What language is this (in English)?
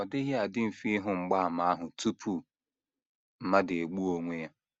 Igbo